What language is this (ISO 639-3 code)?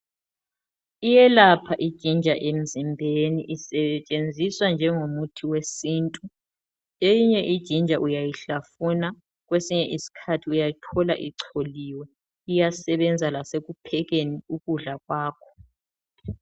nde